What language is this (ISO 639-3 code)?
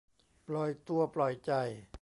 tha